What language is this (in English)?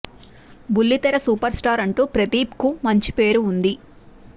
Telugu